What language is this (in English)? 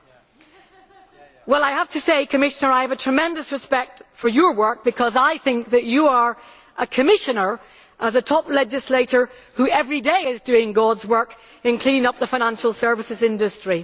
English